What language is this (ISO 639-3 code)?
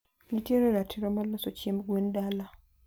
luo